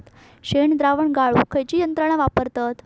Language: Marathi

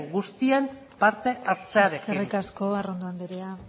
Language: Basque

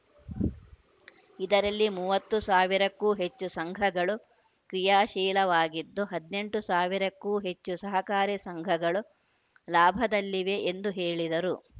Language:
Kannada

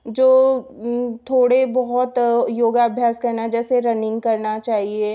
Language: Hindi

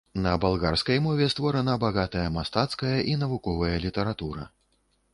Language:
Belarusian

